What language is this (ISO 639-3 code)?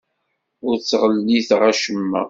kab